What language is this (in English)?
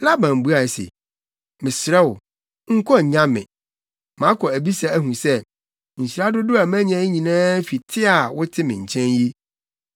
Akan